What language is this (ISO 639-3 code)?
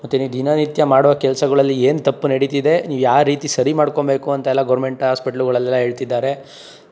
kan